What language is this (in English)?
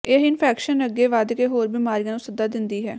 Punjabi